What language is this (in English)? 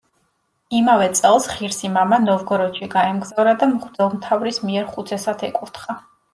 Georgian